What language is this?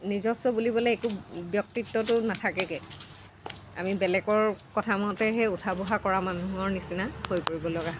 Assamese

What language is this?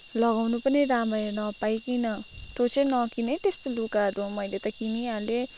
Nepali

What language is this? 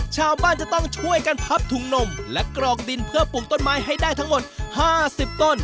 Thai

